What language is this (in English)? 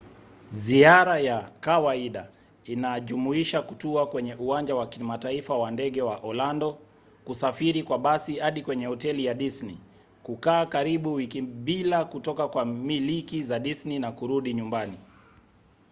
Swahili